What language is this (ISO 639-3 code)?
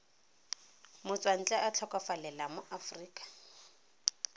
tsn